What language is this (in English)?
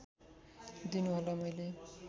Nepali